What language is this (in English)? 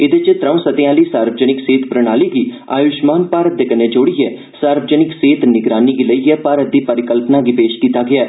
Dogri